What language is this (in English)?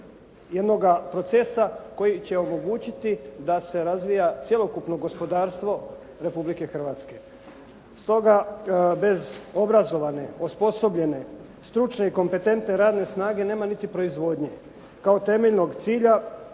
Croatian